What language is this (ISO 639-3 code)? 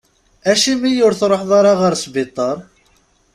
kab